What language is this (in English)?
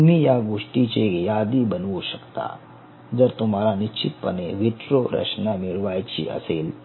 Marathi